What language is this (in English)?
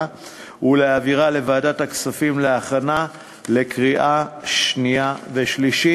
Hebrew